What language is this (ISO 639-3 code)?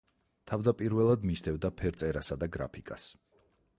kat